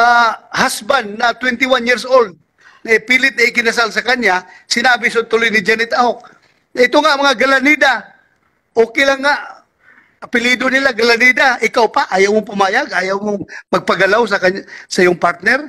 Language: Filipino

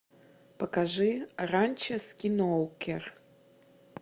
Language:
Russian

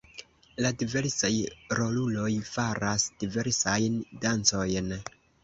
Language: Esperanto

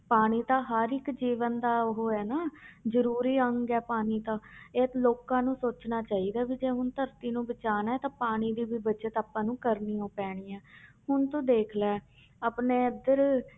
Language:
Punjabi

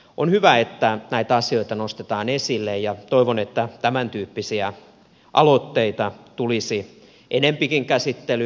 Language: Finnish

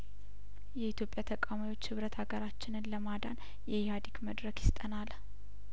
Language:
Amharic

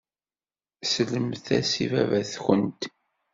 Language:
Kabyle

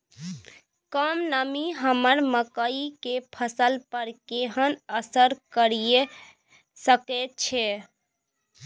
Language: Maithili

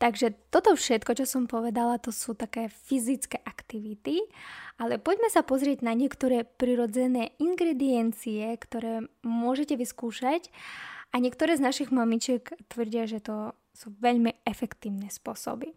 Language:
Slovak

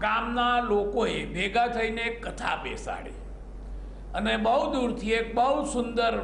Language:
Hindi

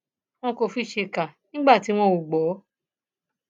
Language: Yoruba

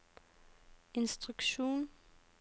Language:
Norwegian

